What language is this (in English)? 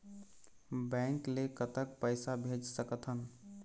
Chhattisgarhi